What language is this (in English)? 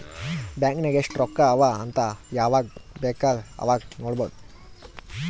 Kannada